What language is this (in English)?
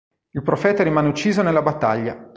Italian